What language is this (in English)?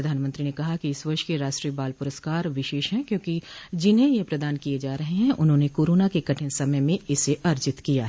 Hindi